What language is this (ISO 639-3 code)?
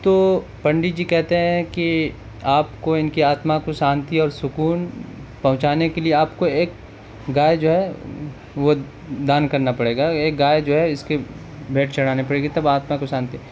urd